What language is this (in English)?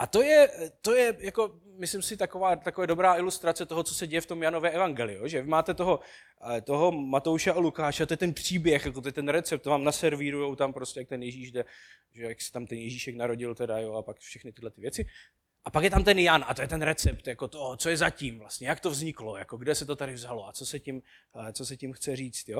Czech